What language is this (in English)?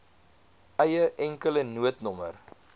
Afrikaans